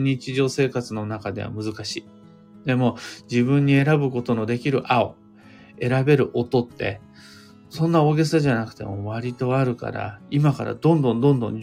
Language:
Japanese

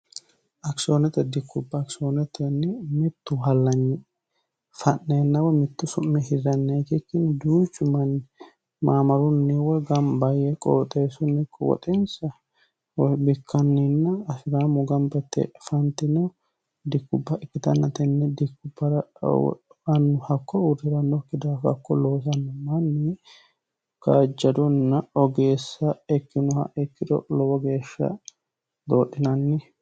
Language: Sidamo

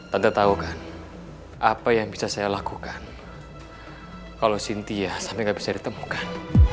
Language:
Indonesian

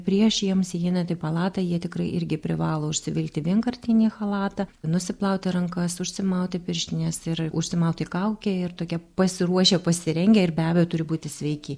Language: Lithuanian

